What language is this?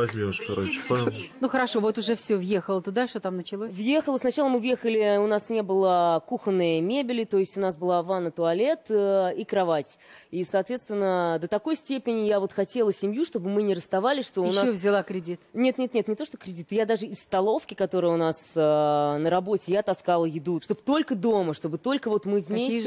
Russian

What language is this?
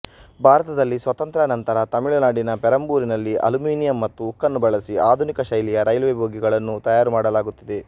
Kannada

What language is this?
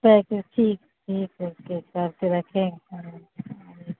Urdu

